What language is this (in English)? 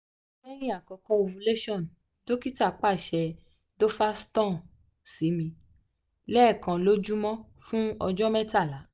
Yoruba